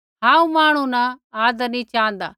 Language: Kullu Pahari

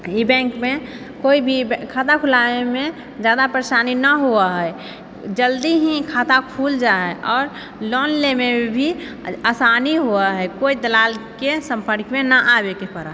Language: Maithili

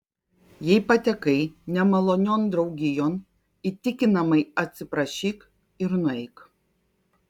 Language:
Lithuanian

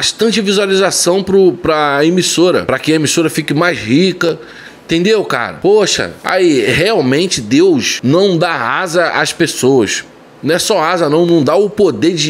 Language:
Portuguese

